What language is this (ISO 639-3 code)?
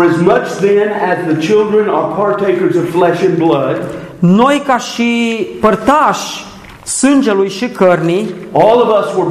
ron